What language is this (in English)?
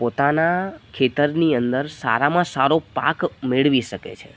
Gujarati